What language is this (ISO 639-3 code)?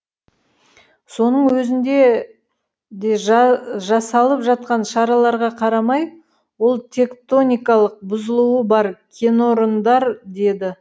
kaz